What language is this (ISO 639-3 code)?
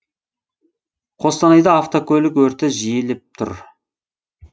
kaz